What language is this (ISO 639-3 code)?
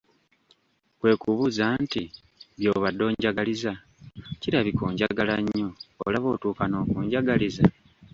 lug